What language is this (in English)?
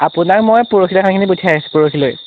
Assamese